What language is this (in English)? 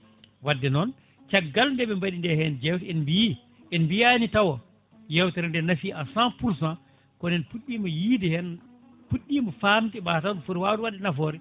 Fula